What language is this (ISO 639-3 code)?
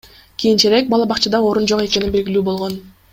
kir